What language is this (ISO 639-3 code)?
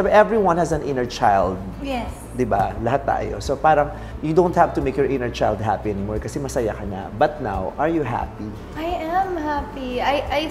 fil